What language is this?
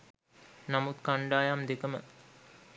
Sinhala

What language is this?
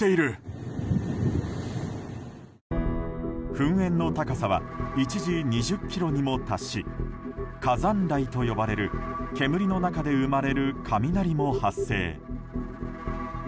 Japanese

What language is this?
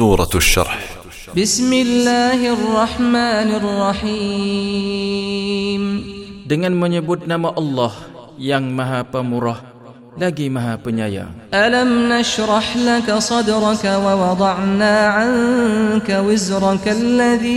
Malay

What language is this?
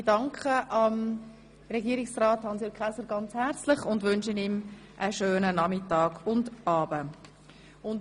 Swiss German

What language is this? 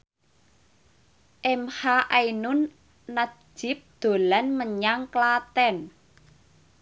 Javanese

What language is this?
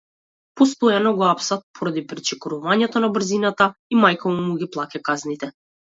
Macedonian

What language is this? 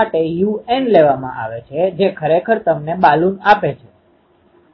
Gujarati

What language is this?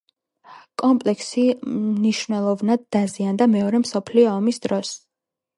Georgian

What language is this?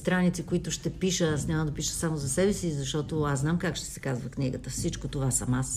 Bulgarian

